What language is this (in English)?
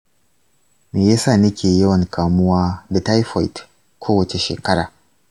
Hausa